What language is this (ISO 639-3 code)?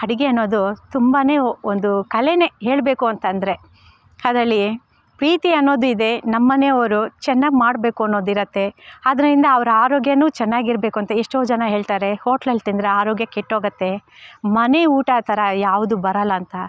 kan